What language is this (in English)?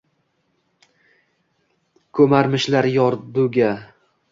Uzbek